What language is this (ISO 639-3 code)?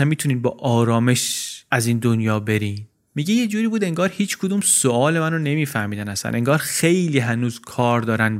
fas